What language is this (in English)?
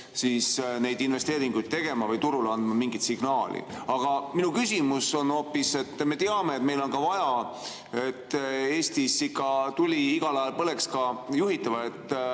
Estonian